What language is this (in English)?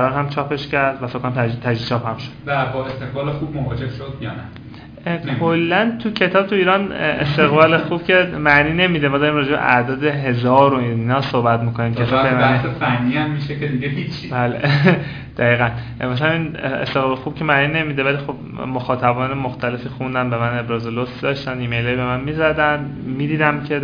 Persian